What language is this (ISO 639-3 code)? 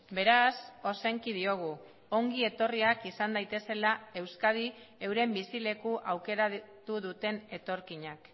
eus